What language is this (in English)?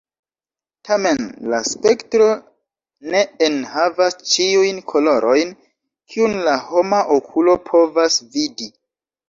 Esperanto